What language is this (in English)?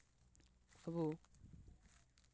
Santali